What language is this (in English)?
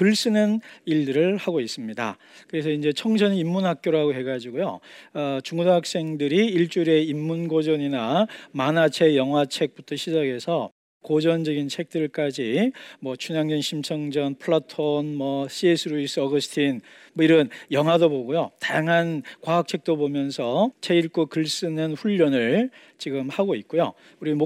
Korean